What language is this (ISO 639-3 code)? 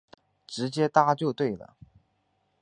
zho